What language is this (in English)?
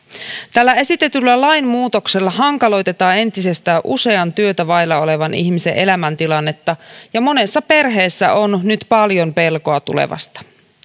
Finnish